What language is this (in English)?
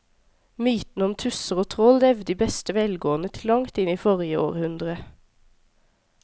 Norwegian